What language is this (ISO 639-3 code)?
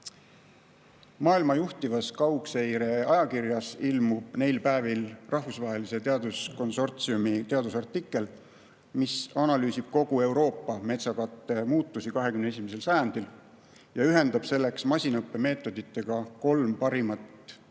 est